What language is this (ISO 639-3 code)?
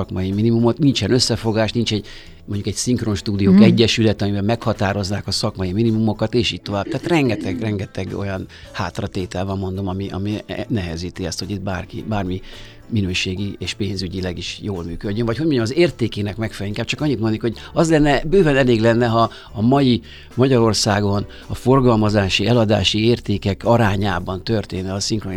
hun